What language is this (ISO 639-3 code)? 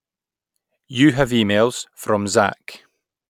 eng